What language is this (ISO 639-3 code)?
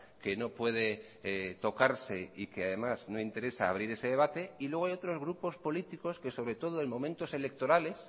spa